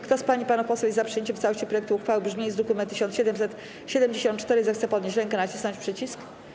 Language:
Polish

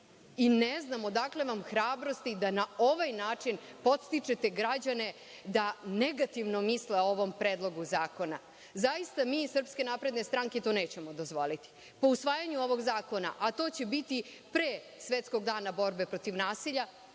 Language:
Serbian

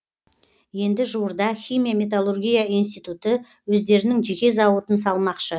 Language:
Kazakh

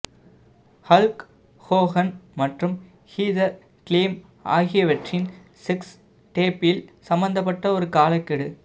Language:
Tamil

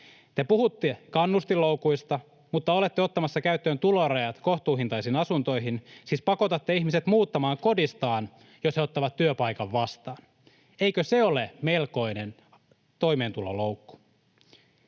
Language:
Finnish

